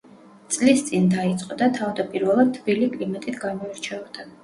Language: Georgian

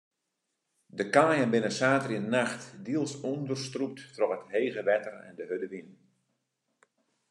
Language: Western Frisian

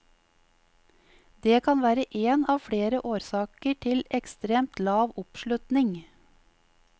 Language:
Norwegian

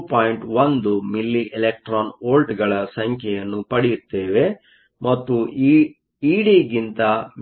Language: Kannada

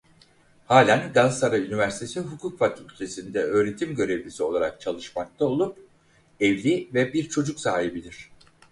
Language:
Turkish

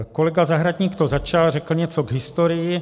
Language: Czech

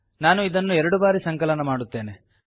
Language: Kannada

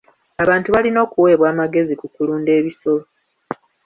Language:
Ganda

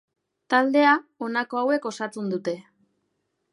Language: Basque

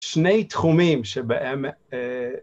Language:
Hebrew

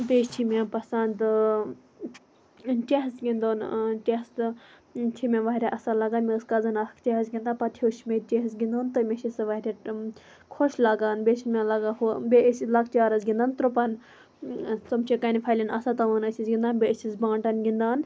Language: Kashmiri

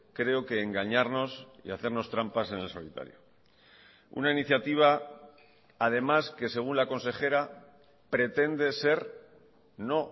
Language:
Spanish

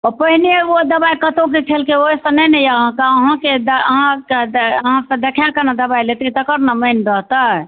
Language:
Maithili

